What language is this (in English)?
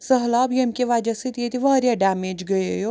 Kashmiri